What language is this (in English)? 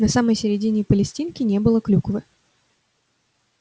Russian